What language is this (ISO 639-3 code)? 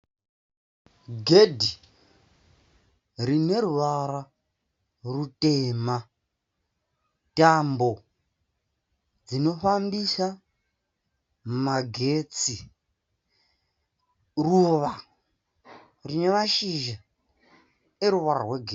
sna